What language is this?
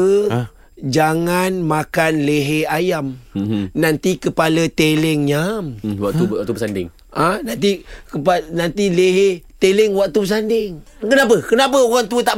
Malay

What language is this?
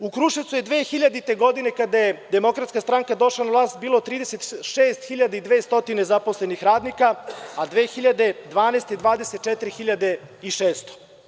Serbian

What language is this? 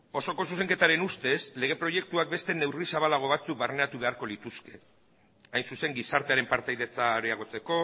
Basque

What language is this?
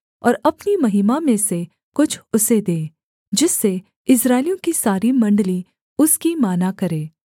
Hindi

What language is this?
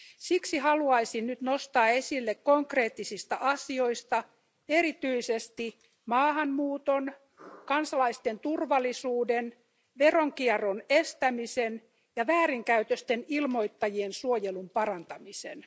Finnish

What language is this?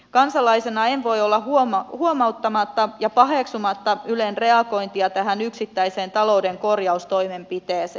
Finnish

